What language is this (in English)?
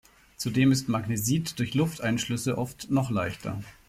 German